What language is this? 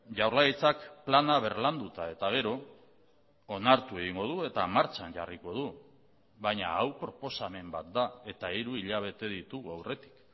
Basque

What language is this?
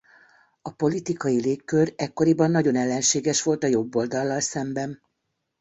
Hungarian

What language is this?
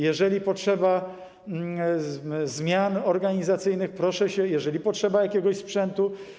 Polish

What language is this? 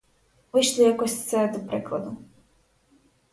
Ukrainian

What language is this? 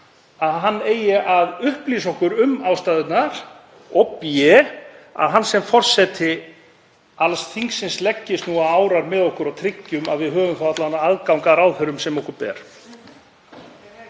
Icelandic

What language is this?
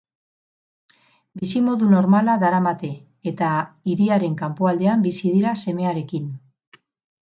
Basque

